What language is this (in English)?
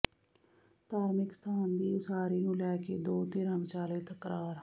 Punjabi